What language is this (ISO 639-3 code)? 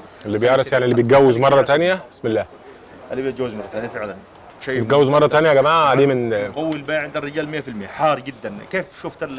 ara